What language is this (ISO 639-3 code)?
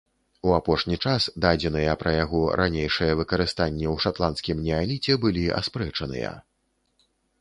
bel